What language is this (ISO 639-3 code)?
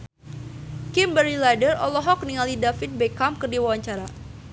sun